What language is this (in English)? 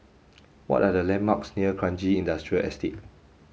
English